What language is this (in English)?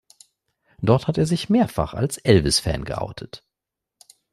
German